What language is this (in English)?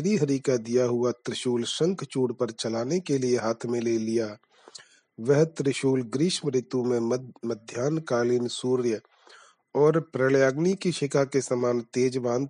Hindi